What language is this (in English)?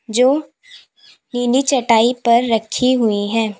Hindi